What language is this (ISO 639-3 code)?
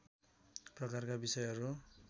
nep